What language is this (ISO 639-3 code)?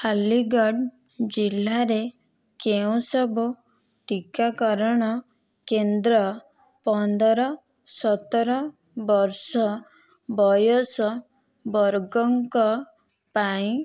ori